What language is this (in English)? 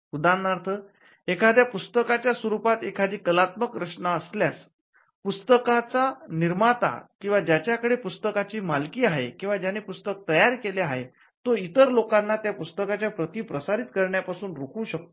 Marathi